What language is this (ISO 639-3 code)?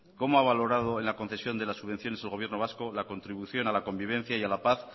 spa